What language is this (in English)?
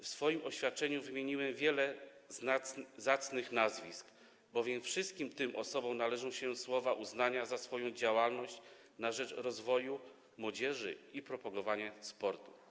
Polish